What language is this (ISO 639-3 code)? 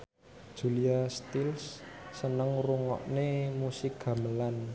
jav